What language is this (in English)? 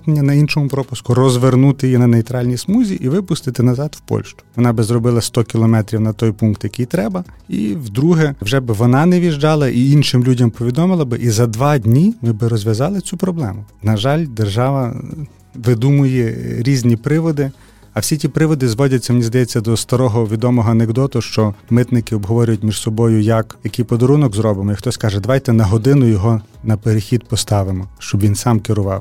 Ukrainian